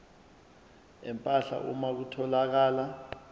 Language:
Zulu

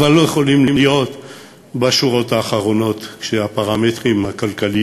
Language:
Hebrew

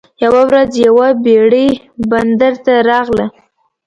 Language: Pashto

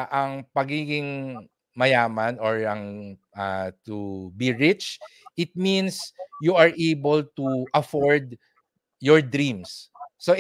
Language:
Filipino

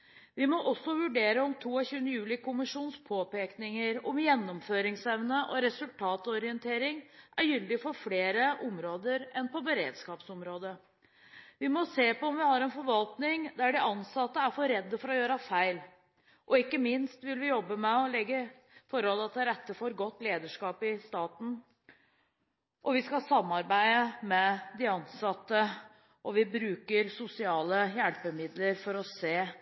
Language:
Norwegian Bokmål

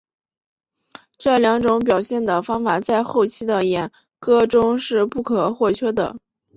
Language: Chinese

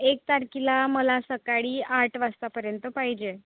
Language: Marathi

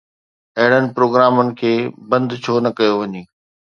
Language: Sindhi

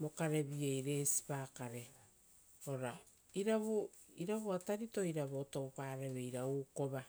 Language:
Rotokas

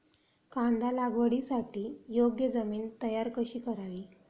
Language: Marathi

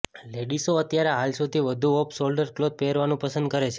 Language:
Gujarati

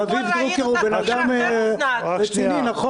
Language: Hebrew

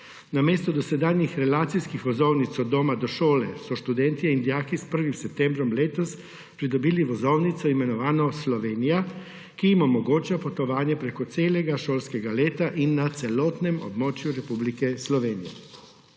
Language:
Slovenian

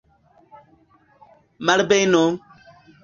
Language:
Esperanto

